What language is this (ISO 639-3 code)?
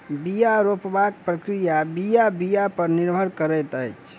mai